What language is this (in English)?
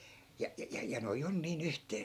Finnish